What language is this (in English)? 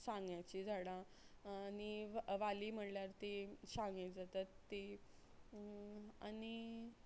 Konkani